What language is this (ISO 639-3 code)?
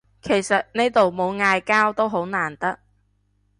yue